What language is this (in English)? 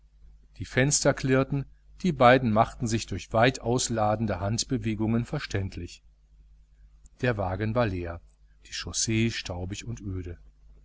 German